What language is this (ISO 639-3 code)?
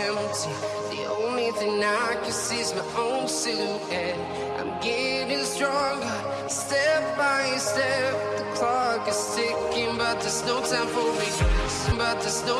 vie